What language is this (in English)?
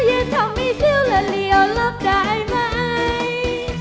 Thai